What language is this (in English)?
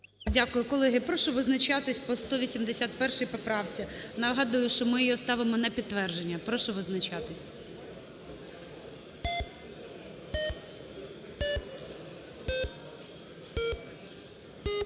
Ukrainian